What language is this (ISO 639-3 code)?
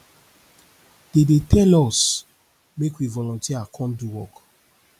pcm